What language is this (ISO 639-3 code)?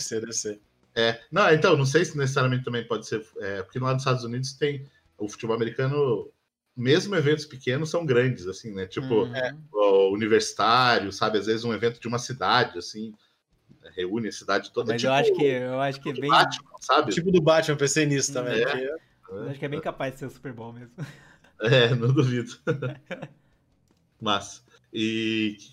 por